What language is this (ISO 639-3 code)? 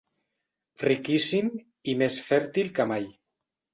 cat